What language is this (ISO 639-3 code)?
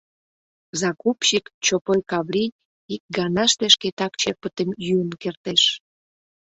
chm